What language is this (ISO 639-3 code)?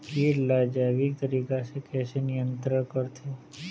hne